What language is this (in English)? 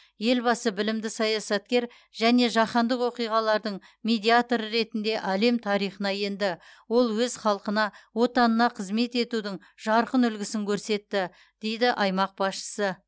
Kazakh